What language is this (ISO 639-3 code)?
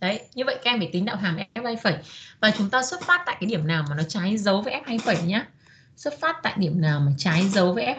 vie